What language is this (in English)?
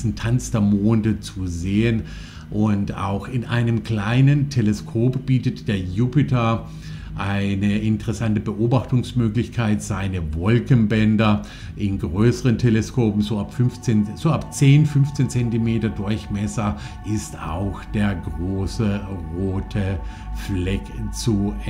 German